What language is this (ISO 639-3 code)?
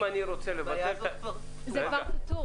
heb